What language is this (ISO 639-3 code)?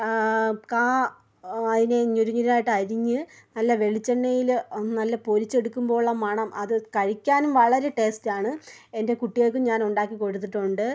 mal